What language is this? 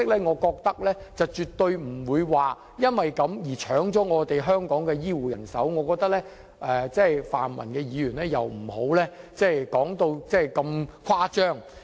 Cantonese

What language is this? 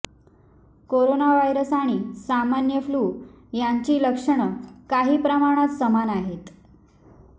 Marathi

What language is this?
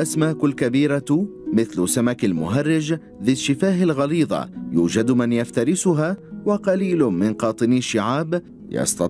Arabic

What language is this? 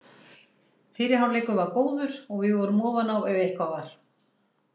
Icelandic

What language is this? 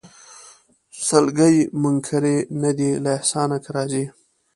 Pashto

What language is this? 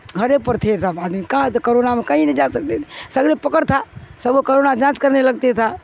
Urdu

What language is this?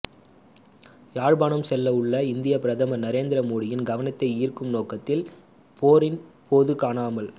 Tamil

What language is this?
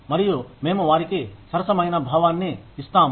Telugu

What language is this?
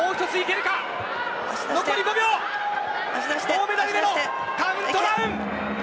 Japanese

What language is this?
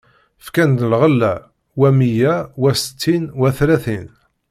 Kabyle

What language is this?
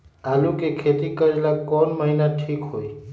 Magahi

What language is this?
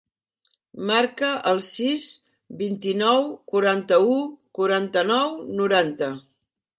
Catalan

